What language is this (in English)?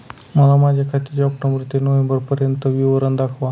Marathi